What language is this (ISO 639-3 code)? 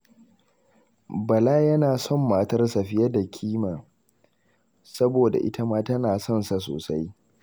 hau